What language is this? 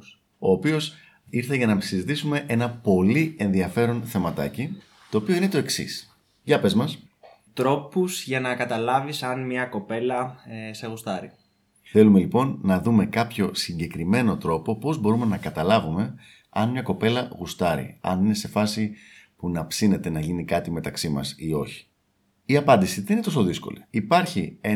Greek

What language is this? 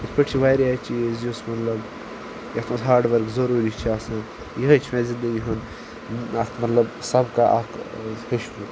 Kashmiri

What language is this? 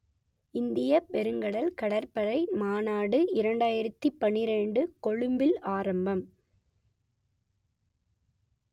Tamil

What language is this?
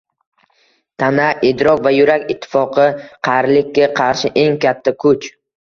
Uzbek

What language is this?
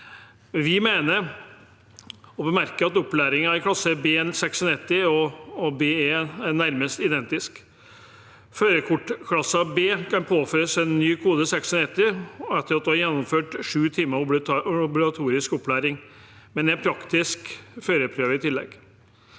Norwegian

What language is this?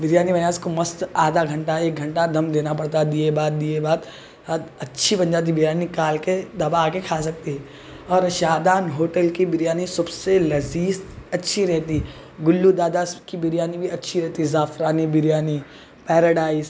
Urdu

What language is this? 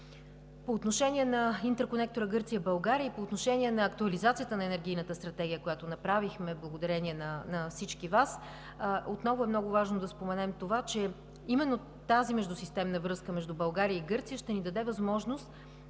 Bulgarian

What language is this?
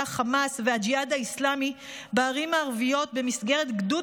Hebrew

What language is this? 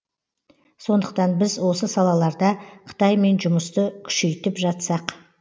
Kazakh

